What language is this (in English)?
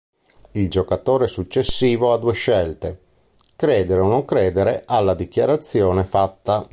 Italian